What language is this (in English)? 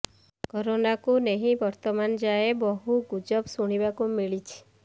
Odia